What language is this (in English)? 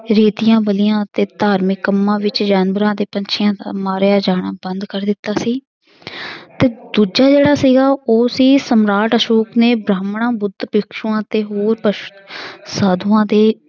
Punjabi